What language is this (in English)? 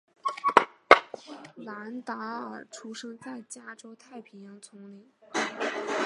Chinese